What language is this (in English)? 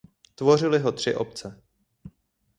Czech